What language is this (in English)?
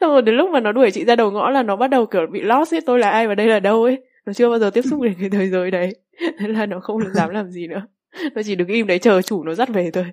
Vietnamese